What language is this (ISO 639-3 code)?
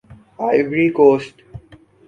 urd